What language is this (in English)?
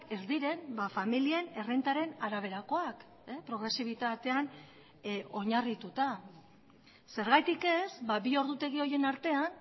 Basque